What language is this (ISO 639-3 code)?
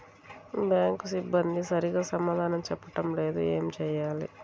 tel